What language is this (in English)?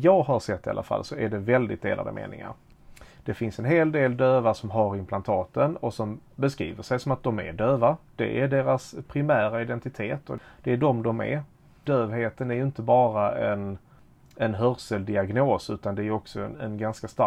Swedish